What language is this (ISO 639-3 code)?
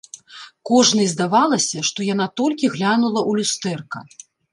bel